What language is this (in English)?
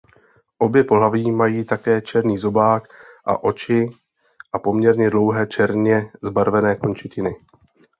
Czech